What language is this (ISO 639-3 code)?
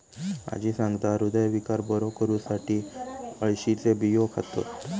mar